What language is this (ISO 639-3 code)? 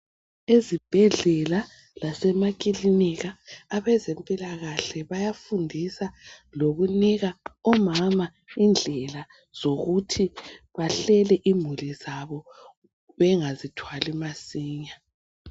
nde